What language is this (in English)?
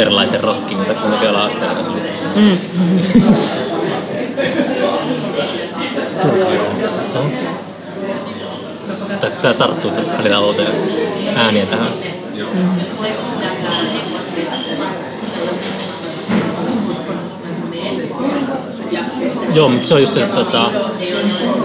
Finnish